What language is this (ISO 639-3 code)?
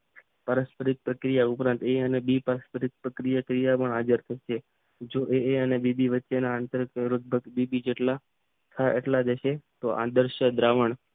guj